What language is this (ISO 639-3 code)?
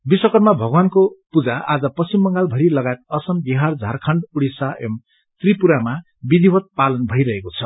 nep